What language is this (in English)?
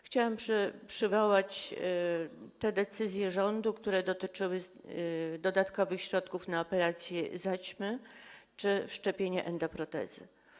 Polish